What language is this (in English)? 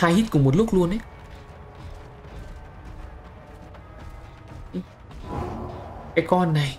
Vietnamese